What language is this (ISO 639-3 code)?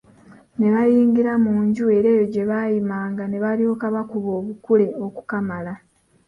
lug